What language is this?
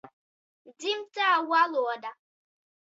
Latvian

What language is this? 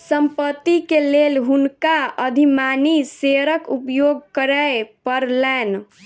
Maithili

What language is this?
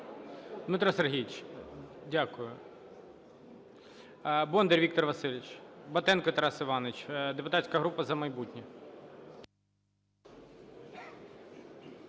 Ukrainian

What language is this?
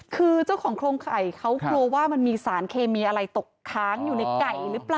Thai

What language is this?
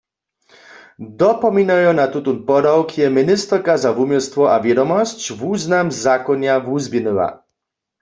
Upper Sorbian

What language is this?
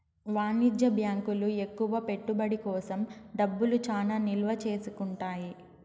Telugu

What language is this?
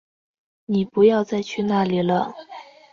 Chinese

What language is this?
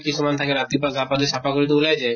Assamese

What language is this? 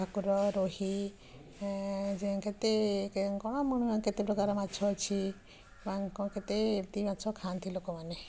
Odia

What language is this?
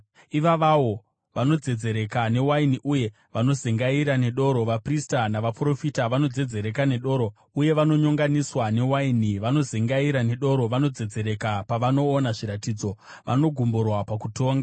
Shona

